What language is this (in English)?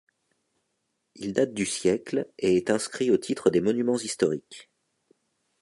French